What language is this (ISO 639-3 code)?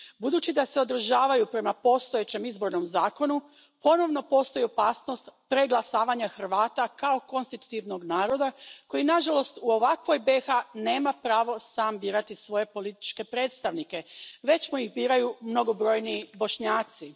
hrv